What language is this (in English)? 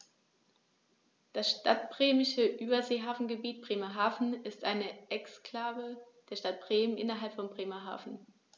German